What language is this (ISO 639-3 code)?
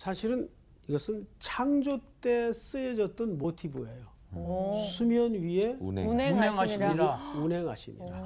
kor